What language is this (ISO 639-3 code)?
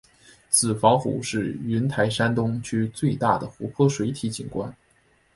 zho